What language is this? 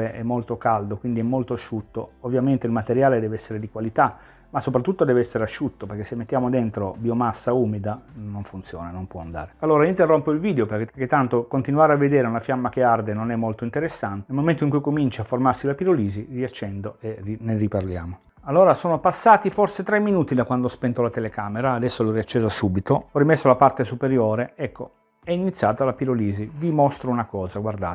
Italian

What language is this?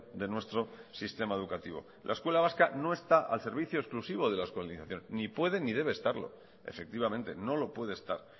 Spanish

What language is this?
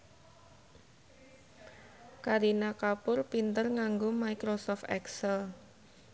Javanese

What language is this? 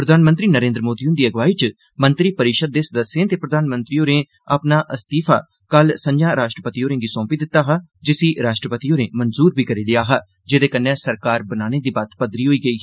Dogri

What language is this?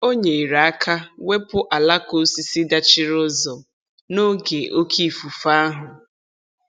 Igbo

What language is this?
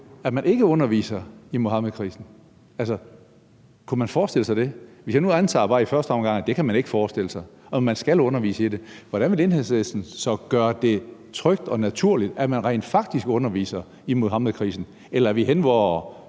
Danish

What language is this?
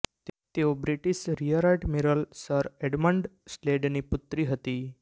Gujarati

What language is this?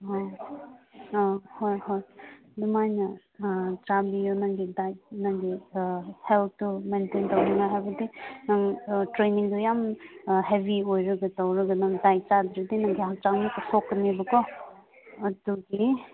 Manipuri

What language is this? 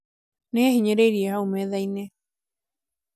Kikuyu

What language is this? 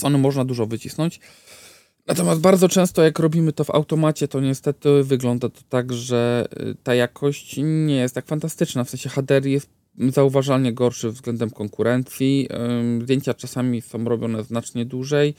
Polish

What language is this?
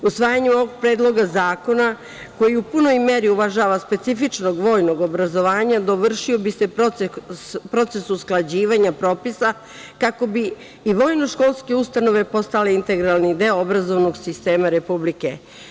Serbian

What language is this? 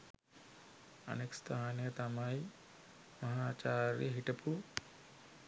Sinhala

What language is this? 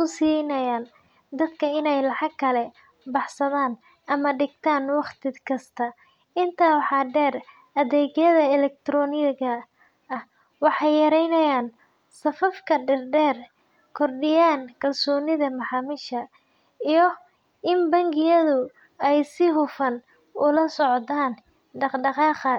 Somali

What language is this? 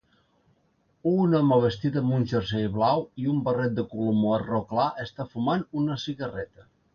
Catalan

